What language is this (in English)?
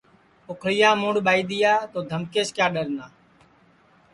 Sansi